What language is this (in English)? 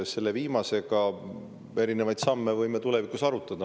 Estonian